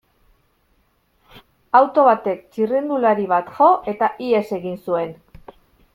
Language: Basque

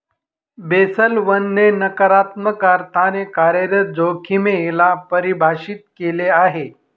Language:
Marathi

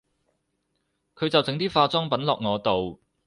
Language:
Cantonese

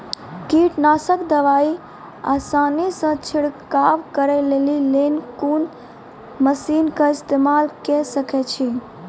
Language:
Maithili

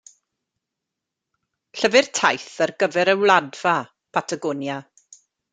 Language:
Welsh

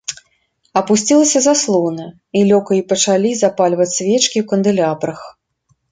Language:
Belarusian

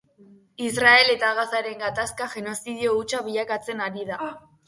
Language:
Basque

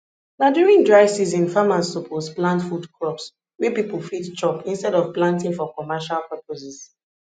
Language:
Nigerian Pidgin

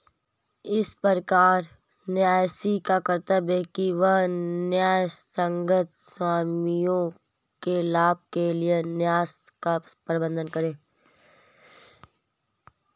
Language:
Hindi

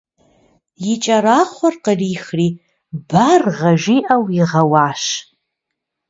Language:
Kabardian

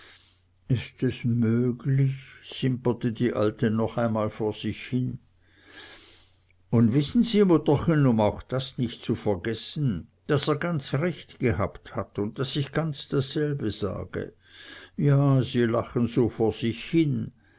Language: German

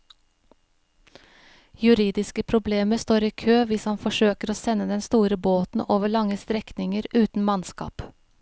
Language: Norwegian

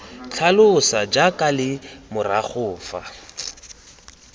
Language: Tswana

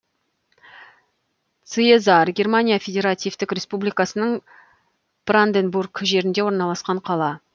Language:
Kazakh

